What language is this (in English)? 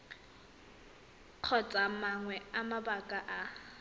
Tswana